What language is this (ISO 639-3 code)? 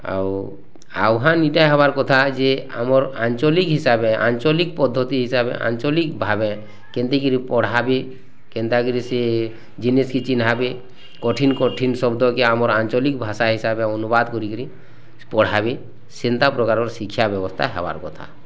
ori